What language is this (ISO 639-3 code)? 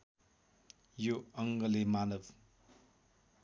nep